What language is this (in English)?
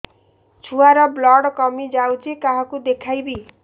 Odia